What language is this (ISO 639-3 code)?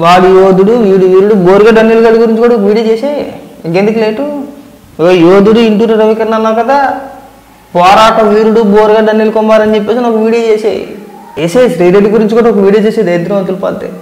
tel